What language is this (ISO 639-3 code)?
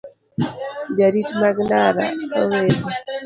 luo